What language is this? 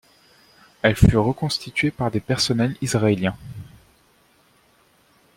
French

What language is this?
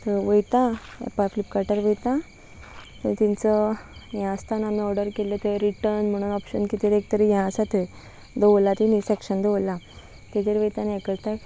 Konkani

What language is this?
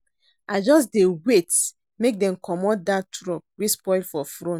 Nigerian Pidgin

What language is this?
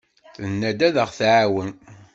Kabyle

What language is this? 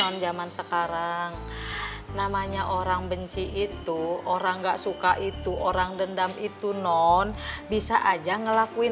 Indonesian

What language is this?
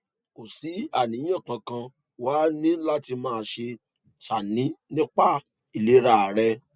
Yoruba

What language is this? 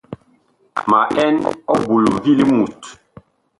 Bakoko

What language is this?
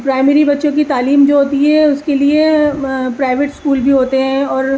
Urdu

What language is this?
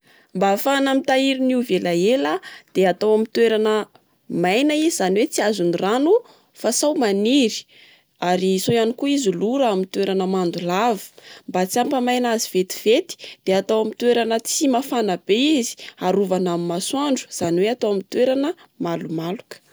Malagasy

